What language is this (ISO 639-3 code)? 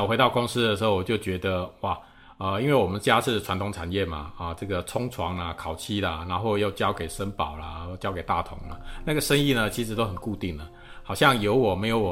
zho